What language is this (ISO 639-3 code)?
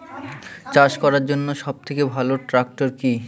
ben